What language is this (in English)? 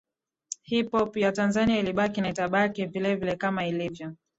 Swahili